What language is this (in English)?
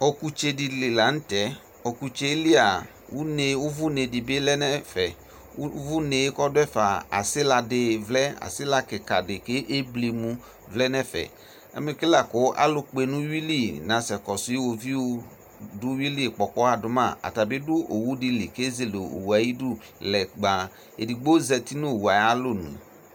Ikposo